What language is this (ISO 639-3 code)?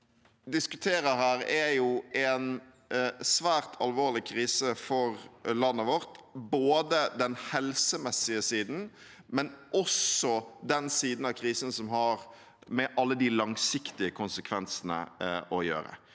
nor